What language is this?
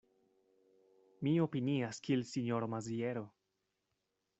Esperanto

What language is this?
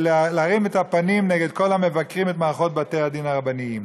Hebrew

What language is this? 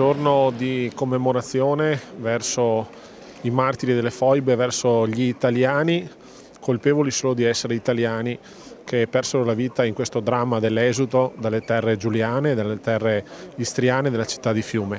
Italian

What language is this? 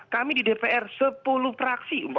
Indonesian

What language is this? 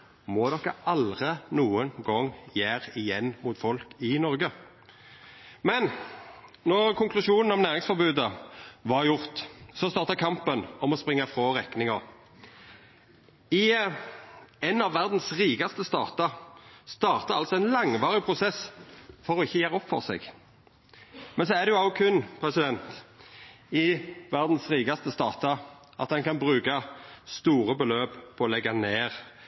Norwegian Nynorsk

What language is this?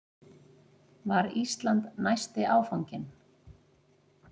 Icelandic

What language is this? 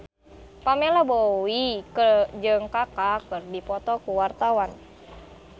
Sundanese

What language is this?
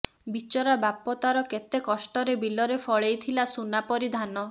Odia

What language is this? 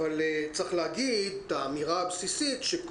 Hebrew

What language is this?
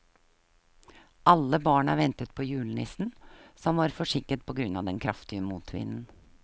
Norwegian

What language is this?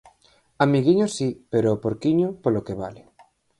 Galician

